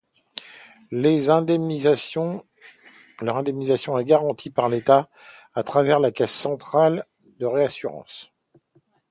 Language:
French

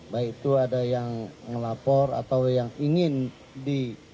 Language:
Indonesian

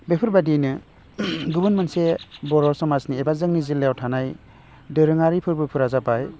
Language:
Bodo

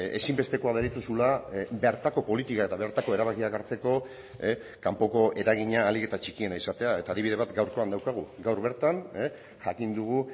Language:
Basque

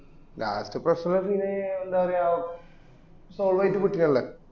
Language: Malayalam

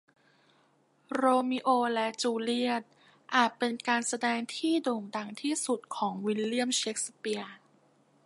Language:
Thai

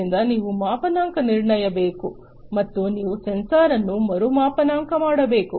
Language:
Kannada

